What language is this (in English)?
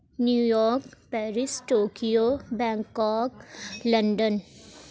Urdu